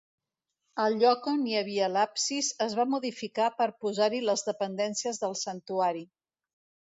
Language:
Catalan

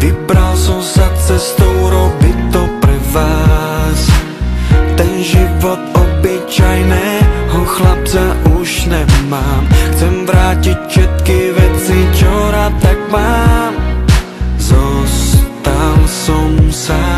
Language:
Czech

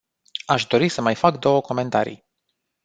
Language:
Romanian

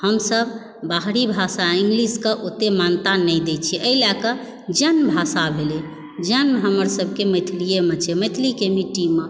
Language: Maithili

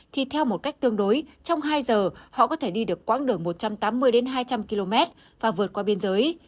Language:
Vietnamese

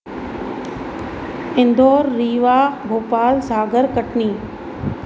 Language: Sindhi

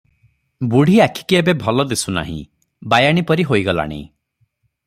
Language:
Odia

